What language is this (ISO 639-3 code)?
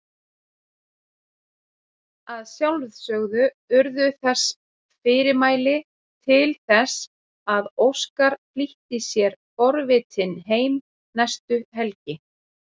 isl